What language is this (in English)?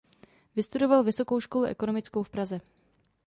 Czech